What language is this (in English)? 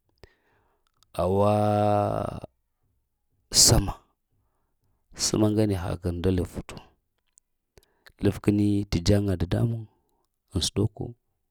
Lamang